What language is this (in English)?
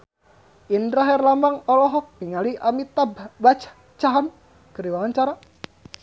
Sundanese